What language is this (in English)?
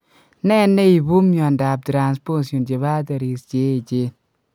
Kalenjin